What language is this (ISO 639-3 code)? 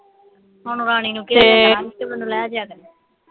pan